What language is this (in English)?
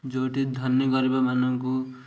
Odia